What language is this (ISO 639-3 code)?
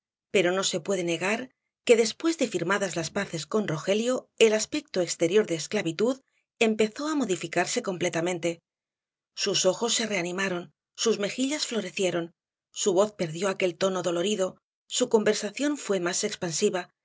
spa